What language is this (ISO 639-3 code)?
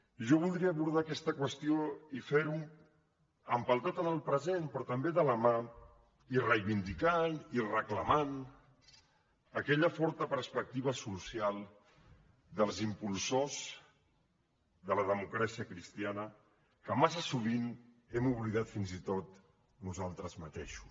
cat